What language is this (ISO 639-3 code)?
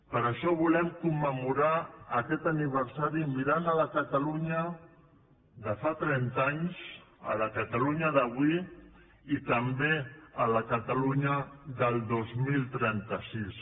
cat